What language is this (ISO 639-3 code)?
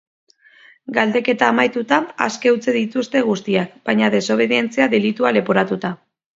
eus